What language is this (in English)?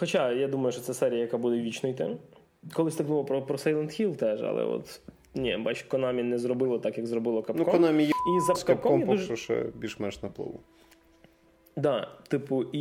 Ukrainian